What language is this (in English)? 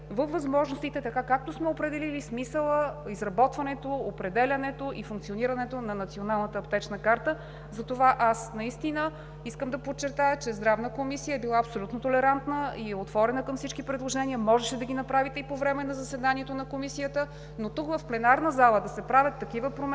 Bulgarian